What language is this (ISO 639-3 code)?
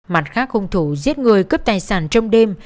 vie